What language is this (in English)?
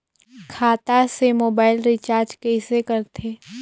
Chhattisgarhi